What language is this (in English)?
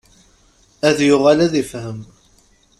Kabyle